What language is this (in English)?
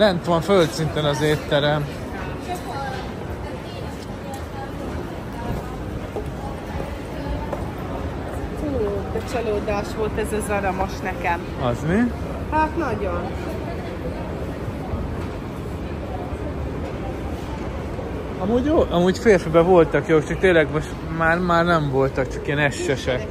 Hungarian